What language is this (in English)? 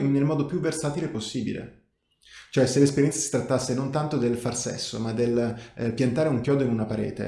Italian